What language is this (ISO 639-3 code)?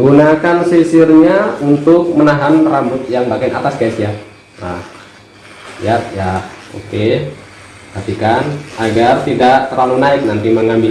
ind